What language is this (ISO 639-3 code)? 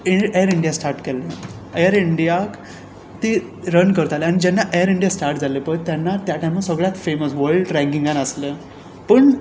kok